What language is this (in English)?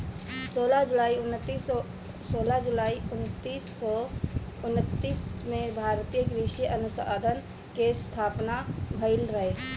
Bhojpuri